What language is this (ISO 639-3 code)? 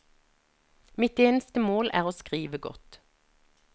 nor